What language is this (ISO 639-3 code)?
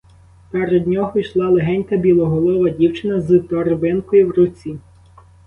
ukr